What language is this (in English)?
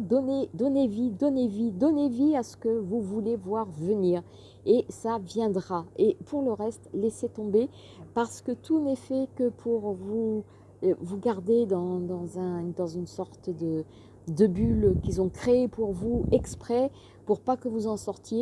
French